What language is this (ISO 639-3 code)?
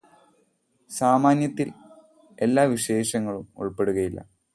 mal